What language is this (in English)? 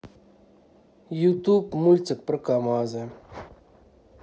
Russian